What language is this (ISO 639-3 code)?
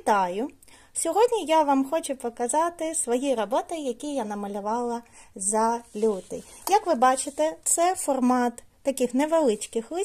ukr